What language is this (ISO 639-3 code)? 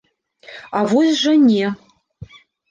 bel